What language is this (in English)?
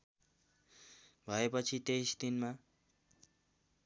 Nepali